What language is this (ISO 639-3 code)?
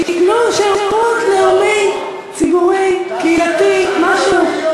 heb